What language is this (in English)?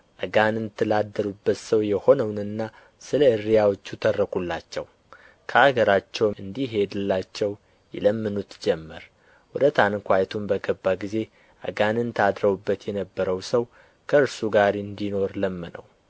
Amharic